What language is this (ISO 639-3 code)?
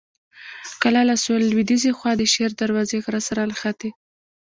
pus